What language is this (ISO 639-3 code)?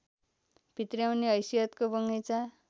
nep